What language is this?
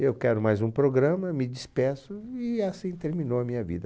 Portuguese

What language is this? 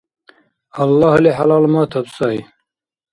Dargwa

